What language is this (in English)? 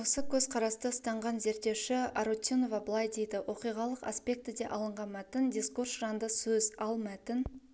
Kazakh